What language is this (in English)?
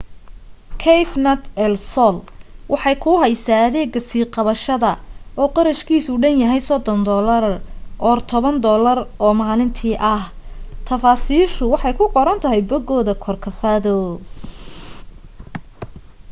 Somali